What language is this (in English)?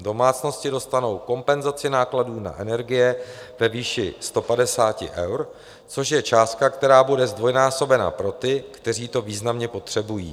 Czech